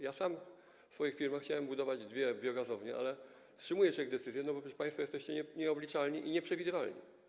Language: Polish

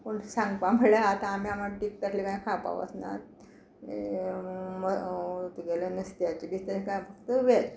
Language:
Konkani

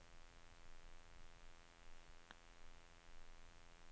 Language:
Norwegian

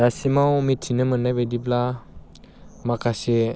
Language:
Bodo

